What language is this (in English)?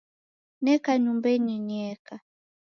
Taita